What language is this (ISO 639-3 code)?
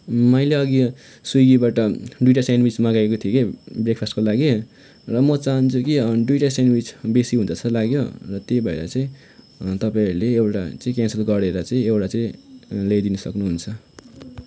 nep